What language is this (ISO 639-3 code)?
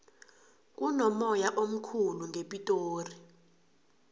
nbl